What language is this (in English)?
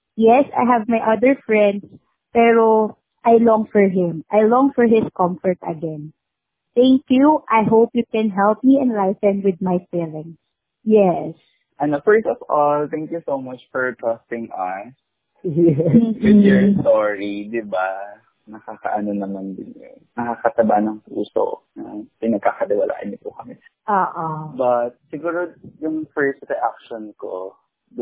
Filipino